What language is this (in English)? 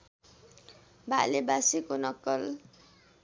Nepali